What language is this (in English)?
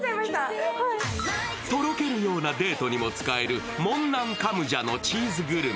Japanese